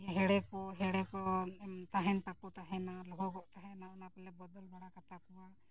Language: Santali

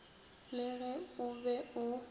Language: Northern Sotho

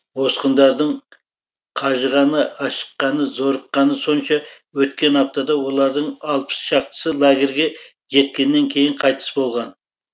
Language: Kazakh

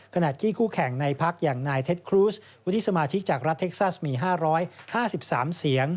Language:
Thai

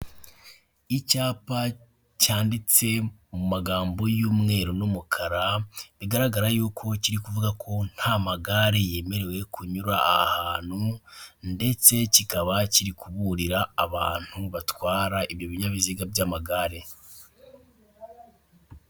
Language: Kinyarwanda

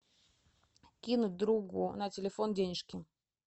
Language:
Russian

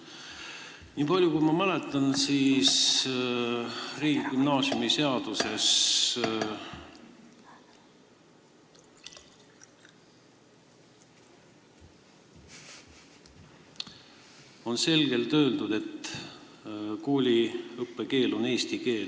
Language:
Estonian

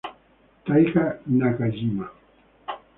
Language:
Spanish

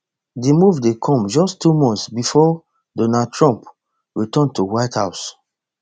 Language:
Nigerian Pidgin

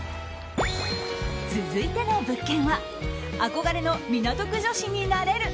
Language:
Japanese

